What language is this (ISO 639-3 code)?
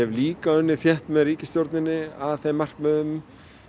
isl